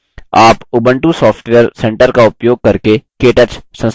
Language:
Hindi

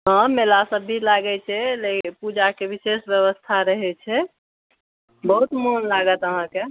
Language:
Maithili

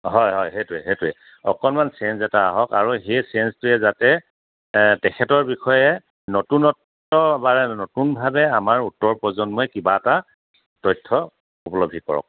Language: Assamese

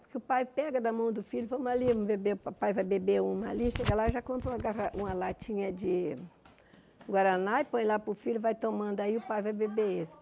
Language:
Portuguese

